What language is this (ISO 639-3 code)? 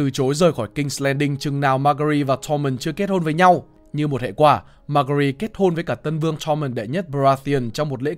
vie